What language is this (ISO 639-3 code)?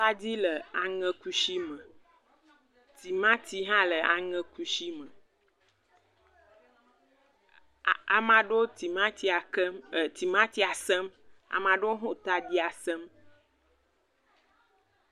ewe